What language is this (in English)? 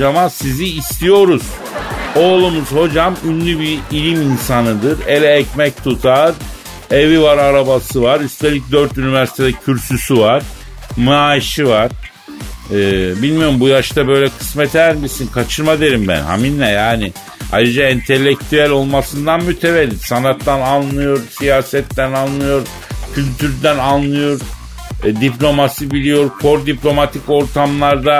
Turkish